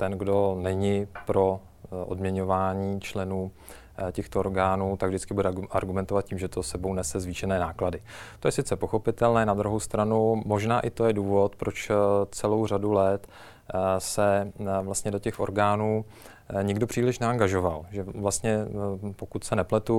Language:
Czech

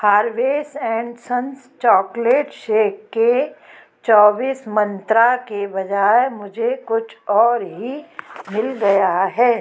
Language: Hindi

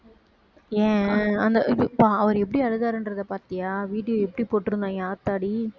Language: Tamil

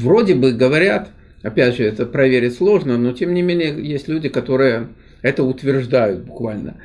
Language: Russian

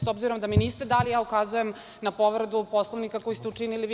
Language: Serbian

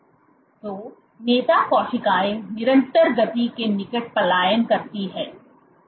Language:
Hindi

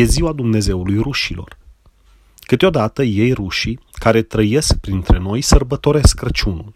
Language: Romanian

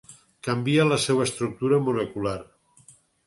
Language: Catalan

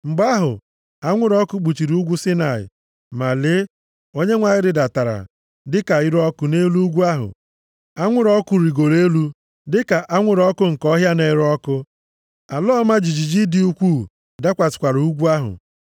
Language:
Igbo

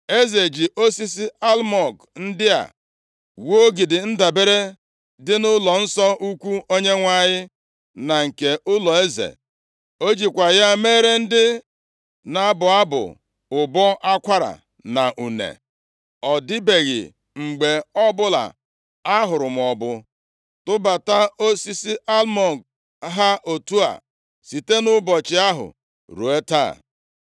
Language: Igbo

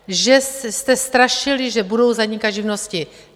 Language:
Czech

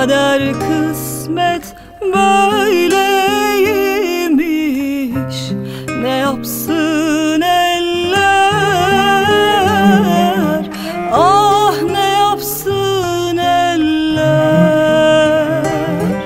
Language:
Turkish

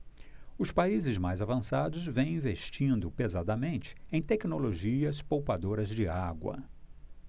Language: Portuguese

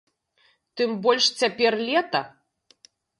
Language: Belarusian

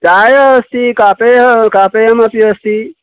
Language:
Sanskrit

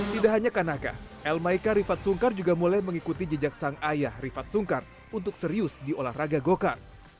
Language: Indonesian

